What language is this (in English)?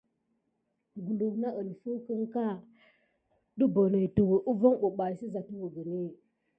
Gidar